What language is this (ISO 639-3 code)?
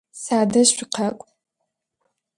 ady